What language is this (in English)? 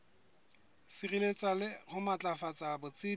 Southern Sotho